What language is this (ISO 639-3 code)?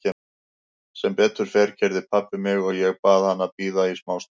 isl